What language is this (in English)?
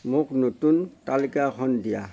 Assamese